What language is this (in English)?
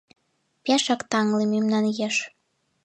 Mari